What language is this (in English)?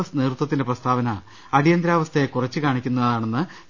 Malayalam